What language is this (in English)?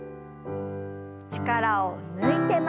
Japanese